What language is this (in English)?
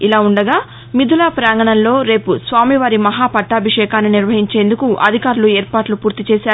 Telugu